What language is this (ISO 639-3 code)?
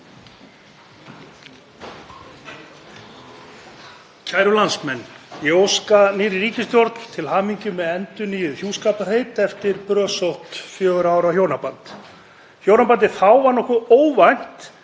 isl